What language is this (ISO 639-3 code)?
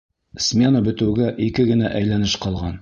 bak